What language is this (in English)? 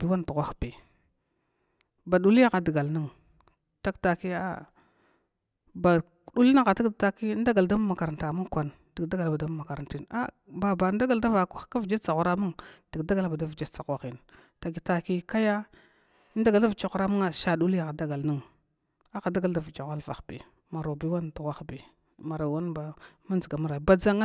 Glavda